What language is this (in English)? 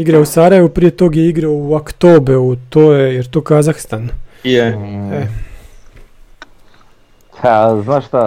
Croatian